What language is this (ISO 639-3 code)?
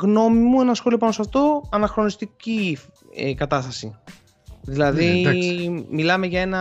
ell